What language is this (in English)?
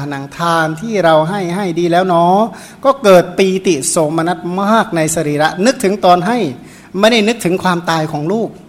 Thai